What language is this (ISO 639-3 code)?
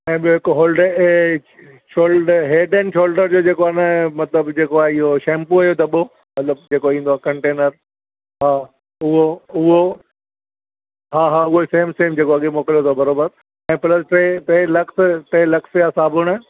snd